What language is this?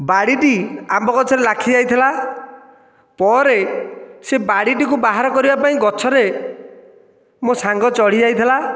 Odia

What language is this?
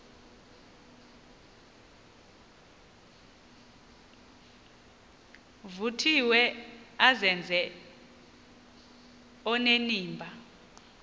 Xhosa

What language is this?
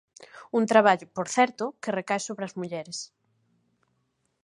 Galician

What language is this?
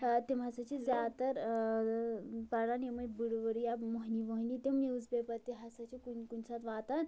Kashmiri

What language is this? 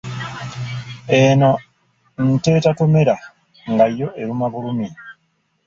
Ganda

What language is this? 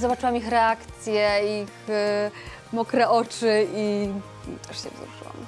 Polish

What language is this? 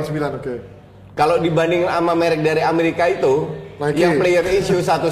Indonesian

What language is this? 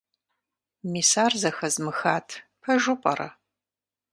Kabardian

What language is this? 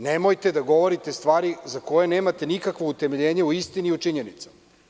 Serbian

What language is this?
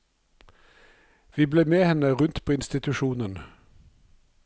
Norwegian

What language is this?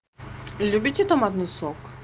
Russian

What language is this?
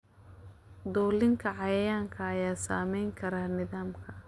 Somali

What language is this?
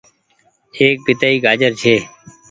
Goaria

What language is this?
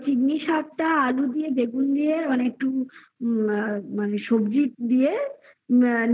Bangla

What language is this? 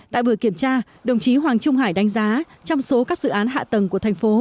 Vietnamese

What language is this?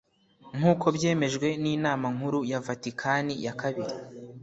Kinyarwanda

